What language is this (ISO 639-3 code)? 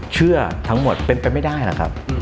tha